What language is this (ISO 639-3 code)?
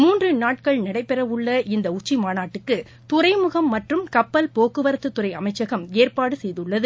tam